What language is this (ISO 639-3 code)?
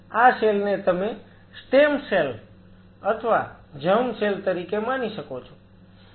guj